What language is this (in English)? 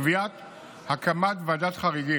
Hebrew